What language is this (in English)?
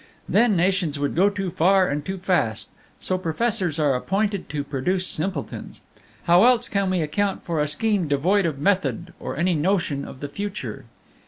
English